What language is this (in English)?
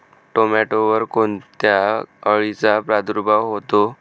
Marathi